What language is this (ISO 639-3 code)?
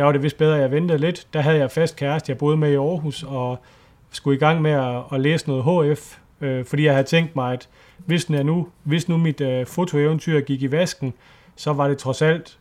dan